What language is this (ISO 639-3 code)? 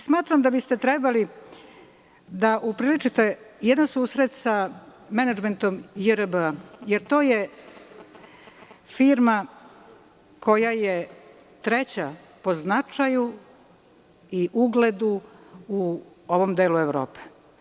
srp